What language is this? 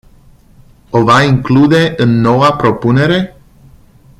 Romanian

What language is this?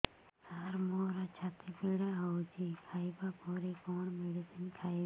Odia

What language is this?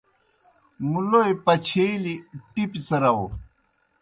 Kohistani Shina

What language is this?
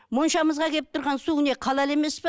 Kazakh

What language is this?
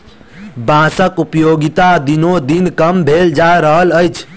Maithili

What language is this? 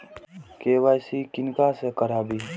Maithili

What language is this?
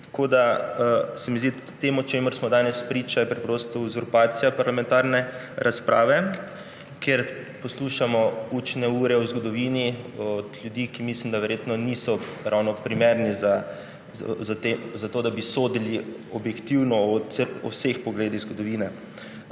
Slovenian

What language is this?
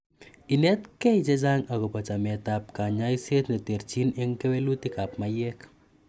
Kalenjin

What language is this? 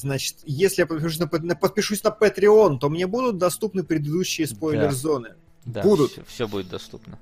Russian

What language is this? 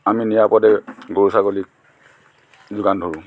Assamese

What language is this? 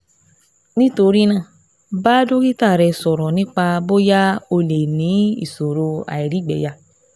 Yoruba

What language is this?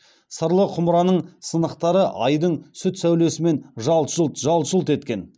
Kazakh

